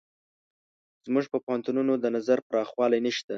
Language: Pashto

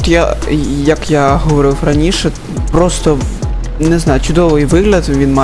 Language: Ukrainian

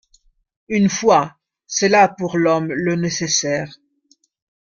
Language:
French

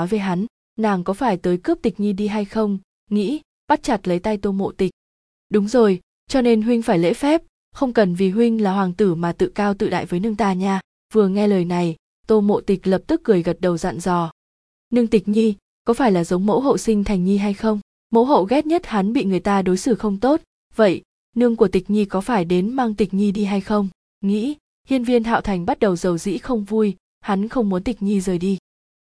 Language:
Vietnamese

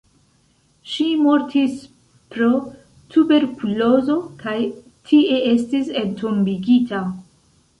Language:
Esperanto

